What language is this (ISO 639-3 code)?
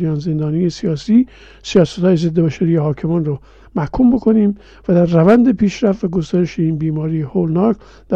fas